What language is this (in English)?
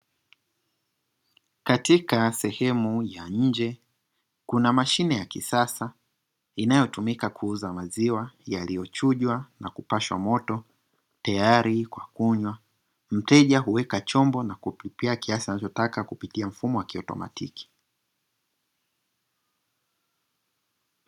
Swahili